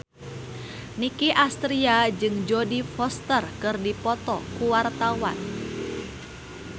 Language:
Sundanese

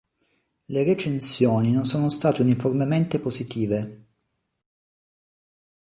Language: Italian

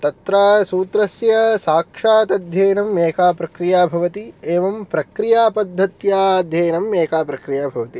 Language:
Sanskrit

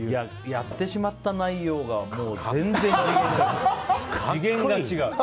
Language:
Japanese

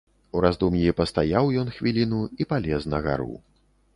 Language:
Belarusian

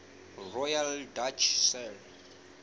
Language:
Southern Sotho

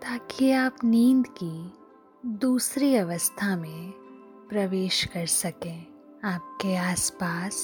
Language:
Hindi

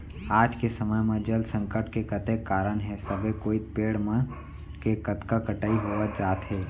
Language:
Chhattisgarhi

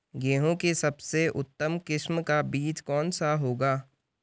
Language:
Hindi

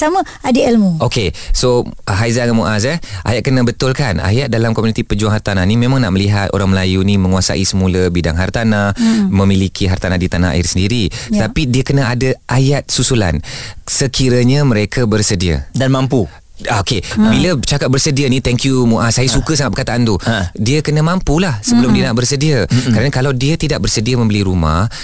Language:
Malay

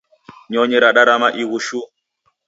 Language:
Taita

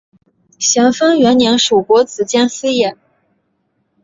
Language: Chinese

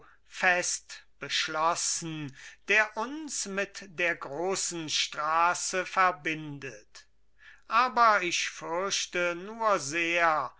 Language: German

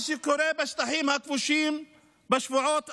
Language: Hebrew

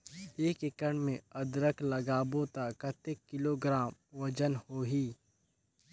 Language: Chhattisgarhi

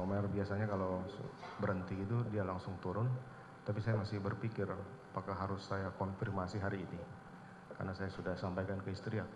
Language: Indonesian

